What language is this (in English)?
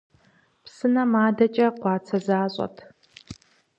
Kabardian